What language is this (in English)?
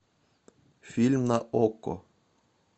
Russian